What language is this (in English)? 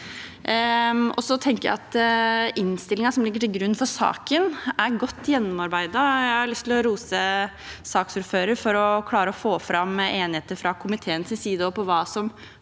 Norwegian